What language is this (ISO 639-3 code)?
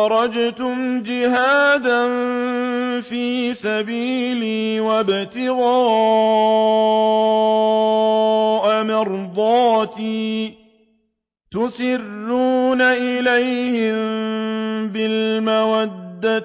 ara